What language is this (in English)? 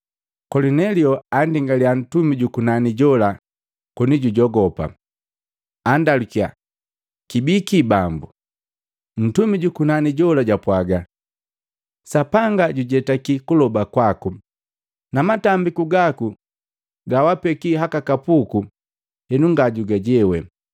Matengo